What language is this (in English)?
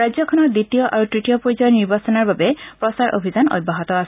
Assamese